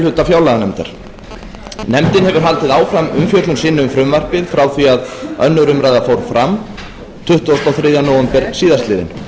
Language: Icelandic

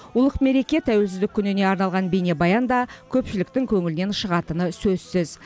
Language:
Kazakh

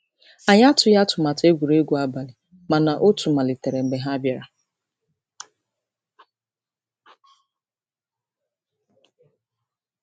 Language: Igbo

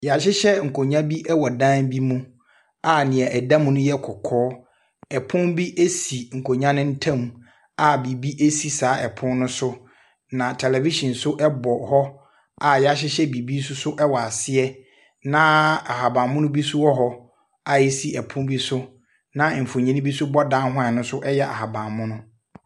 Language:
Akan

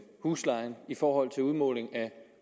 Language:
Danish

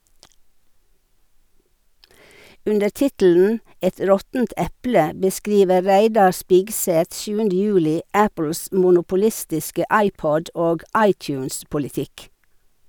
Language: Norwegian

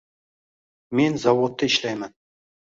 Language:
Uzbek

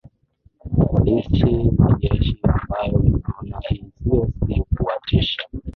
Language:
Swahili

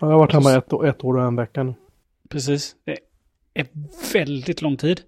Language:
Swedish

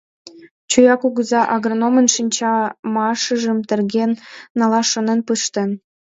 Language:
Mari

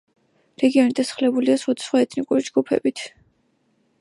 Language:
Georgian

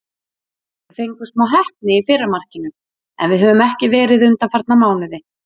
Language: Icelandic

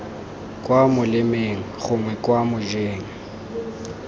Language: Tswana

